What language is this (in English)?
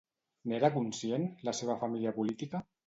Catalan